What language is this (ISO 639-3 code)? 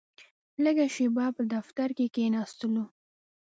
pus